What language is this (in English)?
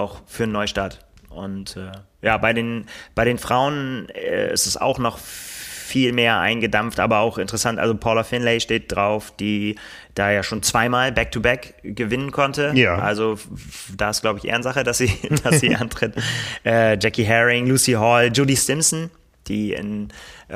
German